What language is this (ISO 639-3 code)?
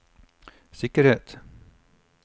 nor